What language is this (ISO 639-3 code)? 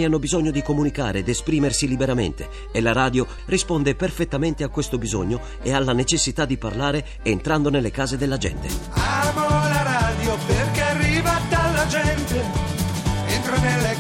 ita